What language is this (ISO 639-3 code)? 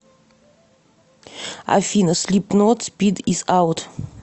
rus